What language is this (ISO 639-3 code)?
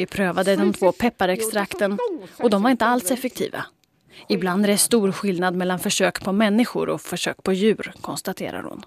swe